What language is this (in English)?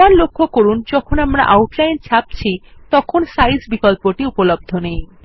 Bangla